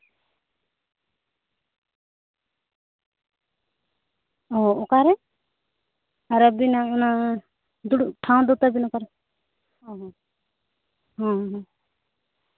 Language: Santali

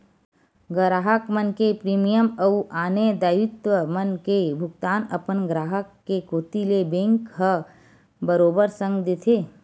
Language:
Chhattisgarhi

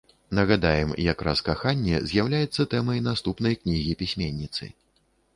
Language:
Belarusian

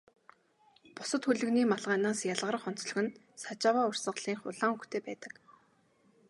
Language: Mongolian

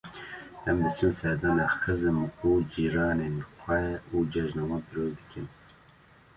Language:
Kurdish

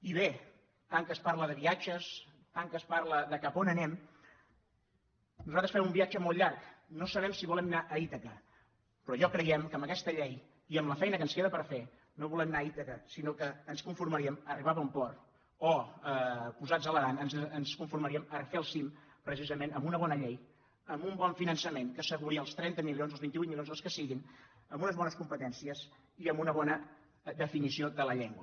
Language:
Catalan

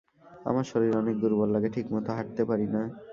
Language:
Bangla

